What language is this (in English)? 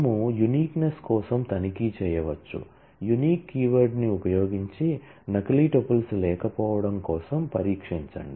Telugu